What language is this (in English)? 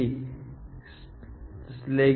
Gujarati